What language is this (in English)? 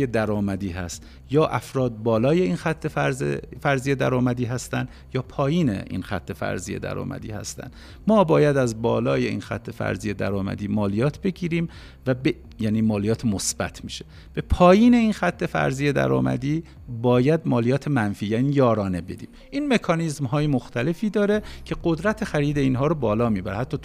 Persian